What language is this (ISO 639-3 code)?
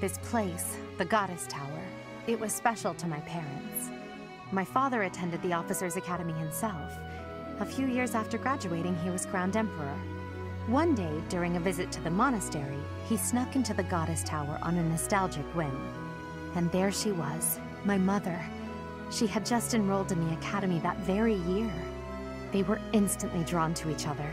pol